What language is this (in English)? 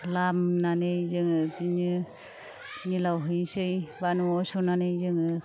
Bodo